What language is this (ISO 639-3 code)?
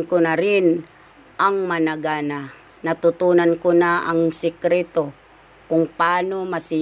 fil